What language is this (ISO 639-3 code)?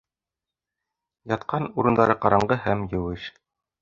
bak